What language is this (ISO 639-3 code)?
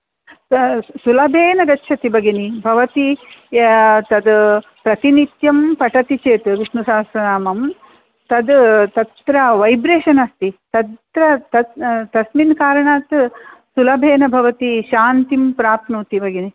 san